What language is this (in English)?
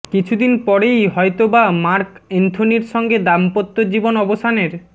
Bangla